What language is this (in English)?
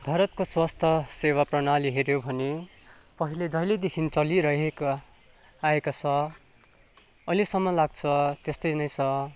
Nepali